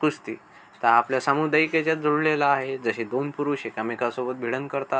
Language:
Marathi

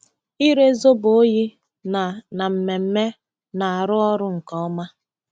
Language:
Igbo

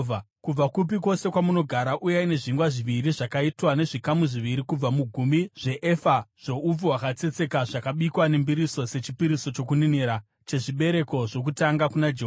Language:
Shona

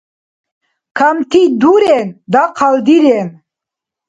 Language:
Dargwa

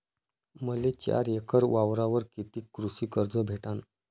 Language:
Marathi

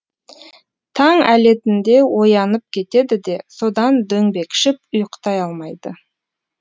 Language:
Kazakh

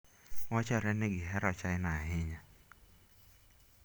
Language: Luo (Kenya and Tanzania)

